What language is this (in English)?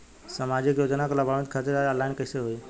Bhojpuri